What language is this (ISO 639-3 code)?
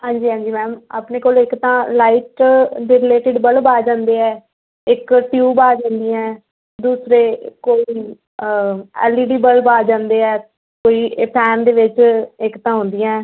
pan